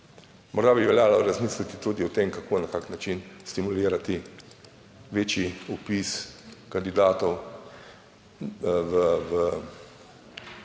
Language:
Slovenian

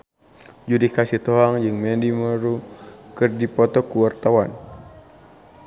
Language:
Sundanese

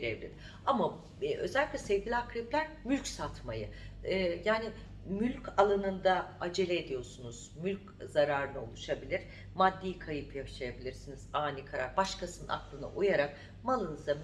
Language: Turkish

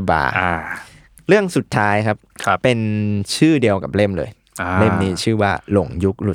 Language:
Thai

